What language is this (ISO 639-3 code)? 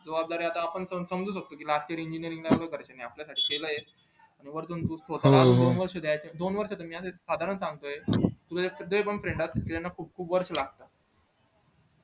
mar